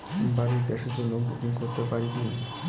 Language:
Bangla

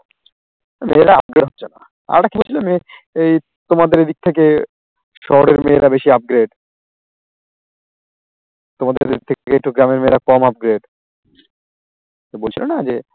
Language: Bangla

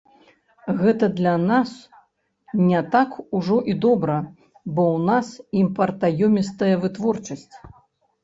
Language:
Belarusian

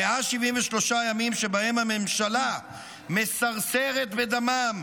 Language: Hebrew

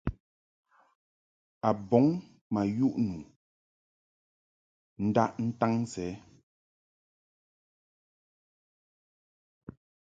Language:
Mungaka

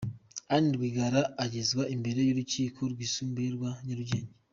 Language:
Kinyarwanda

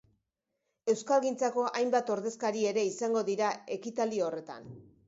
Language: Basque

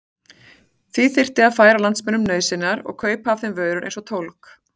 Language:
Icelandic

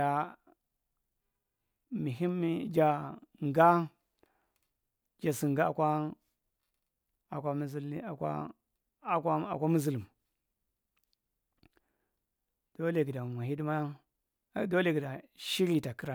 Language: Marghi Central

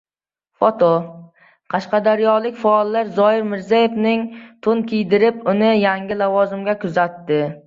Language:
Uzbek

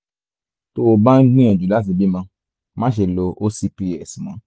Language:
Yoruba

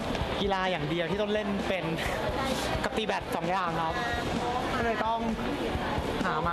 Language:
Thai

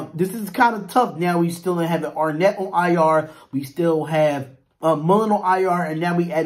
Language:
English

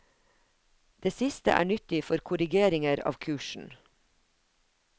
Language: Norwegian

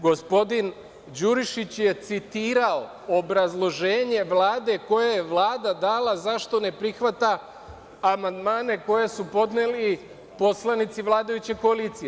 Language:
Serbian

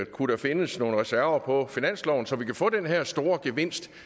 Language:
Danish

